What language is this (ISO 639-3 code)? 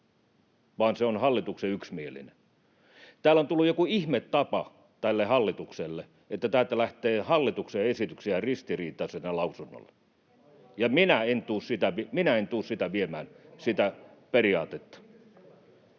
fin